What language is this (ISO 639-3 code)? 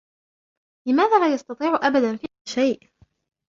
ara